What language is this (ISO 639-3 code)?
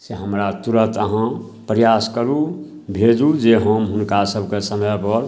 mai